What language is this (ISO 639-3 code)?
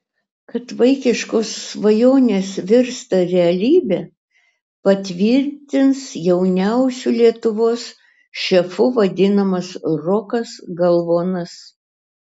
lit